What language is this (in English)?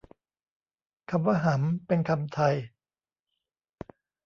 Thai